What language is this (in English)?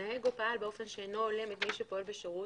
Hebrew